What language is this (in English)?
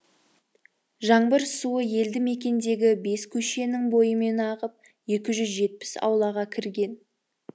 Kazakh